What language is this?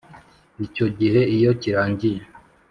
Kinyarwanda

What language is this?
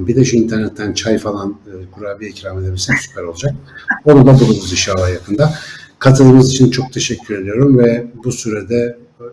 Turkish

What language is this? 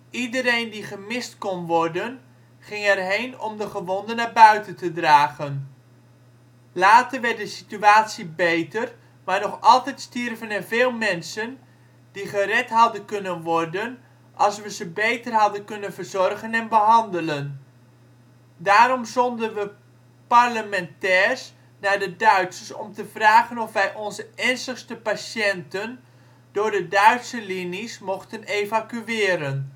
Dutch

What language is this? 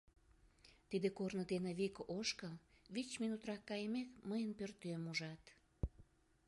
Mari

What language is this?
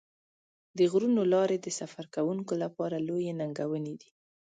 Pashto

